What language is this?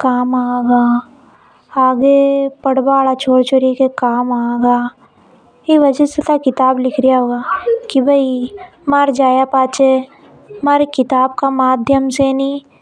Hadothi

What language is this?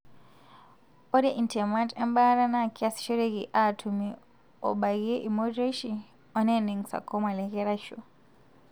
Masai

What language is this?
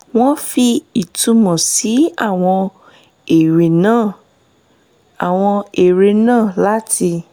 Yoruba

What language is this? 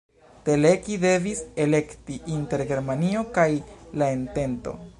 Esperanto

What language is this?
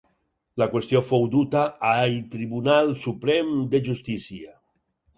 Catalan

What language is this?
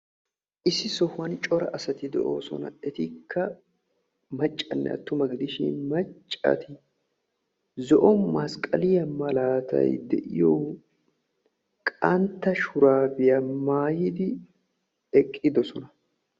Wolaytta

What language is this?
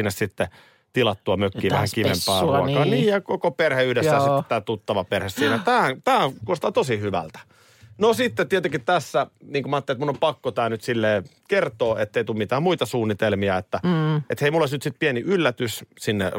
Finnish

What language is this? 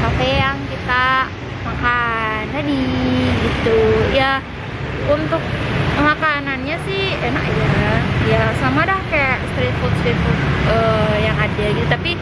Indonesian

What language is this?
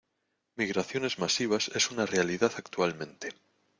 Spanish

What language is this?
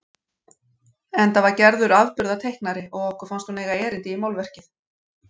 Icelandic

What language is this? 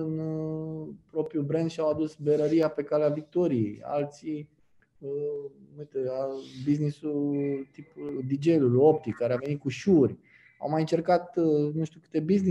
Romanian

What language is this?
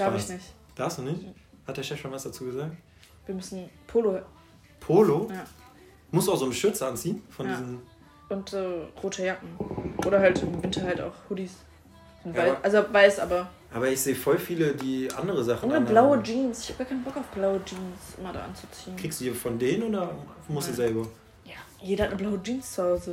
German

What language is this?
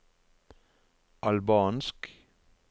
Norwegian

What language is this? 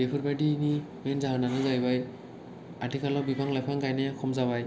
Bodo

